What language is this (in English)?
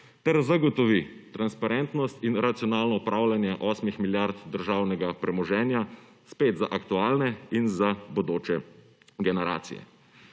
Slovenian